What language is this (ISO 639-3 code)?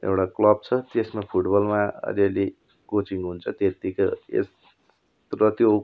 nep